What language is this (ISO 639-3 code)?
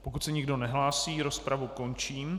ces